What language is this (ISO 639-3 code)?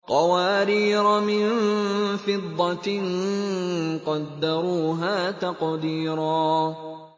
ara